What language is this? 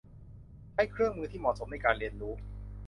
Thai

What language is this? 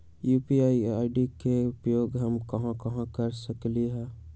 Magahi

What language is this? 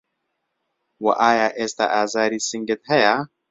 Central Kurdish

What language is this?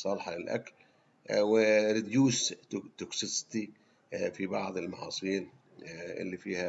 Arabic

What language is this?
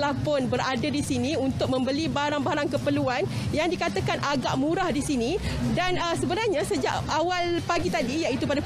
Malay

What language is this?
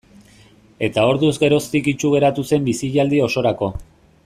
Basque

